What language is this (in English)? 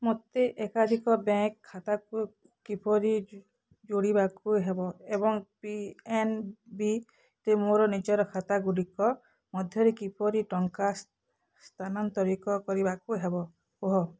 Odia